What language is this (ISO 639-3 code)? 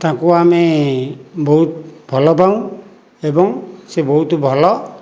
ori